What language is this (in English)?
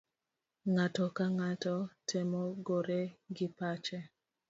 Luo (Kenya and Tanzania)